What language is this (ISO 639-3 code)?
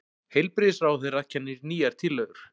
isl